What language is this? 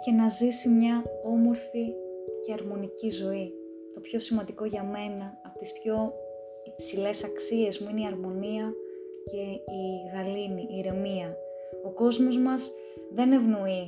Greek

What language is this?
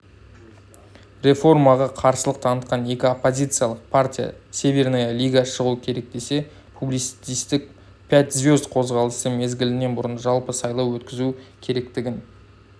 Kazakh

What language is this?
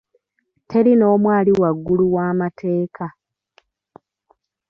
Ganda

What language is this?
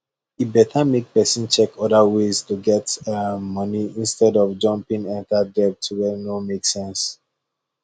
Nigerian Pidgin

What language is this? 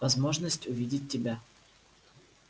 Russian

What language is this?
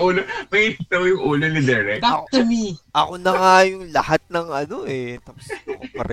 Filipino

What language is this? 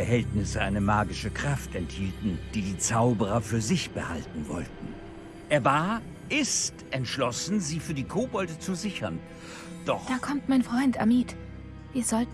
German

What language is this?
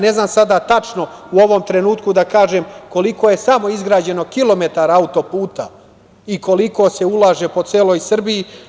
Serbian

